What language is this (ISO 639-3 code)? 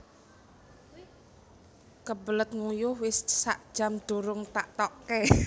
jav